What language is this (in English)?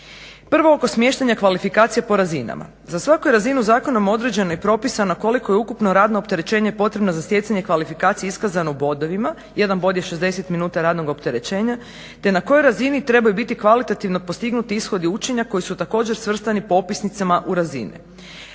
Croatian